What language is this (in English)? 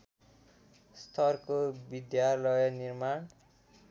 Nepali